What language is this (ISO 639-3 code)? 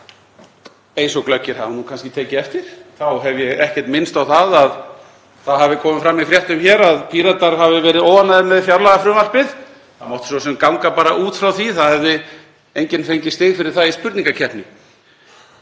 isl